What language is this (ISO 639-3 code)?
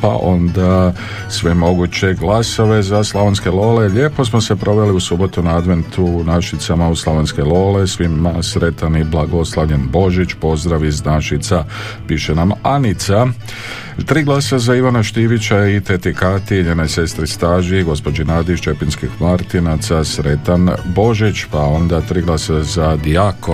hrv